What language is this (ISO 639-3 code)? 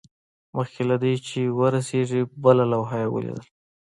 pus